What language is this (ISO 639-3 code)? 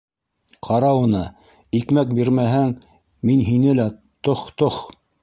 bak